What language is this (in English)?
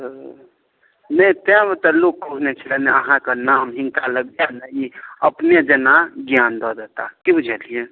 Maithili